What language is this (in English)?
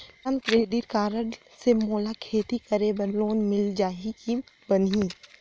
Chhattisgarhi